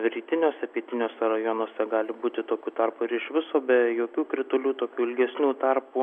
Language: Lithuanian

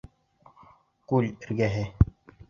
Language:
Bashkir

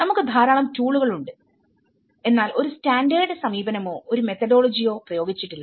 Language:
Malayalam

